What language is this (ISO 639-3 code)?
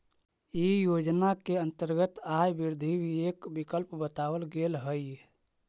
mag